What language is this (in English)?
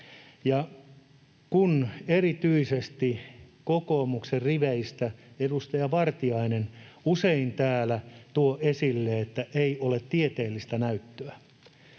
Finnish